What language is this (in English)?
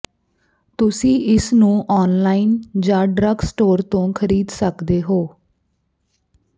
Punjabi